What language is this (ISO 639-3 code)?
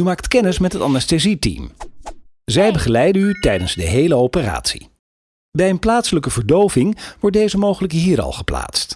nld